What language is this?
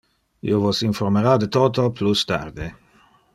Interlingua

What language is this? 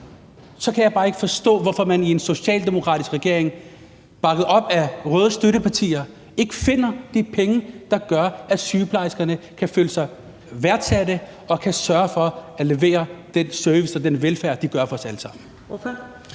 Danish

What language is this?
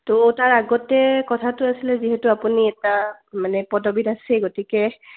Assamese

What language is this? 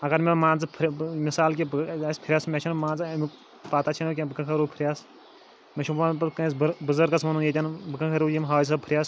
Kashmiri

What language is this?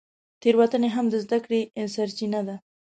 Pashto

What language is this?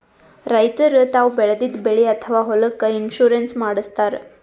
Kannada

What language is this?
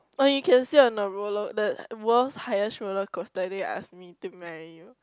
English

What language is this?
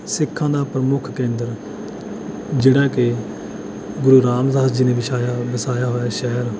Punjabi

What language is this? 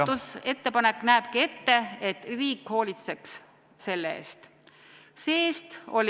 Estonian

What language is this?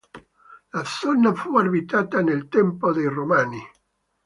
Italian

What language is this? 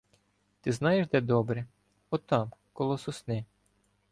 Ukrainian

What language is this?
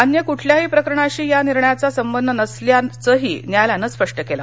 Marathi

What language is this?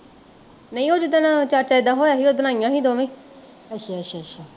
Punjabi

